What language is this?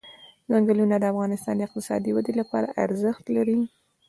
Pashto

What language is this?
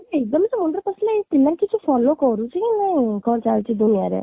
Odia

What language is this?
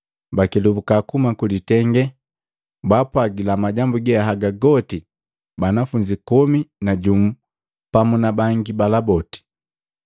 Matengo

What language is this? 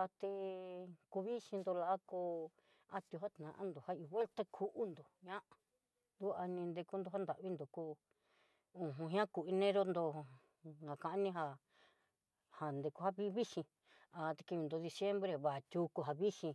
Southeastern Nochixtlán Mixtec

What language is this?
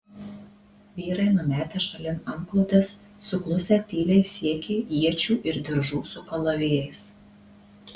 Lithuanian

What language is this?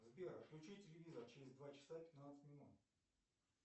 Russian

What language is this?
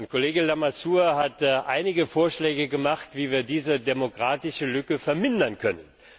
German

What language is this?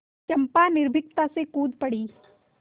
Hindi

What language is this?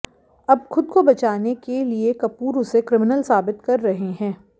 Hindi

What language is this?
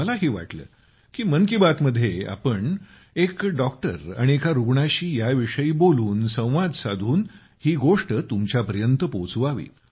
Marathi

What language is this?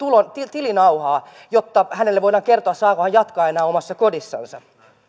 Finnish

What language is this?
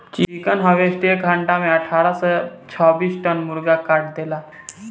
Bhojpuri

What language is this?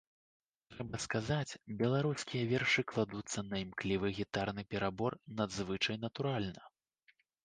Belarusian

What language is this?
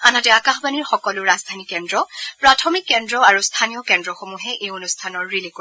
Assamese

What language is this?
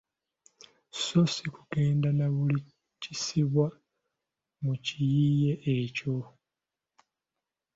Ganda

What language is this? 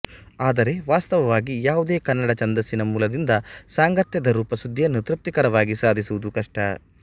Kannada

